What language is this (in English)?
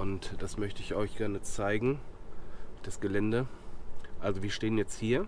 German